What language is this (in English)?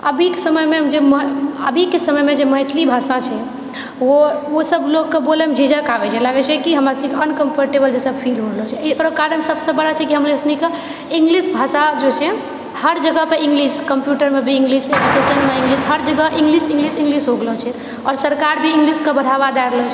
Maithili